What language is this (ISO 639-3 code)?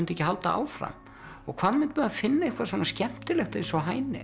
isl